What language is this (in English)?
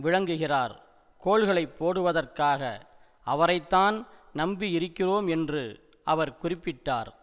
Tamil